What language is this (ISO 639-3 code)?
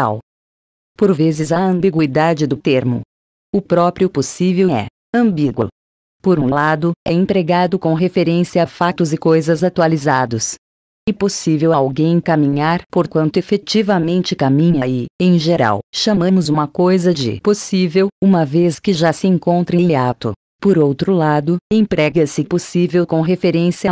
por